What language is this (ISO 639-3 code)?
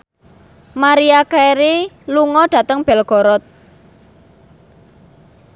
jav